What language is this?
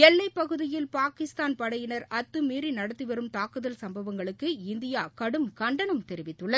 Tamil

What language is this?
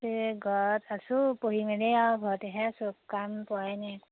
Assamese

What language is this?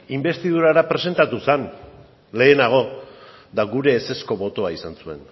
Basque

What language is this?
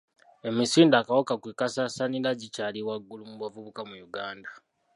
Ganda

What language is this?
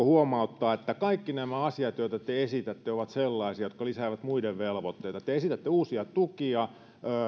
Finnish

